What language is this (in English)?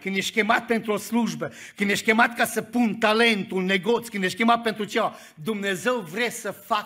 Romanian